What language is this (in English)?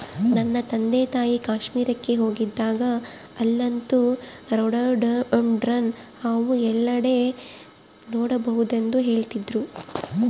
Kannada